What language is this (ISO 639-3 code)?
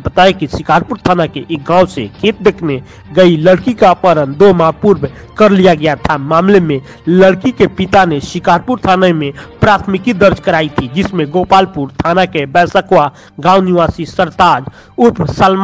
hin